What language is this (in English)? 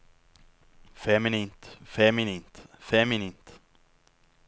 Norwegian